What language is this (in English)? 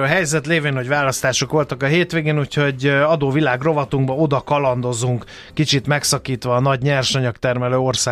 Hungarian